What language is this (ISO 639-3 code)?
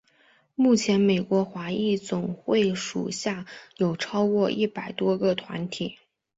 zho